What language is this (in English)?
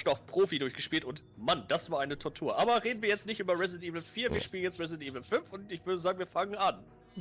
German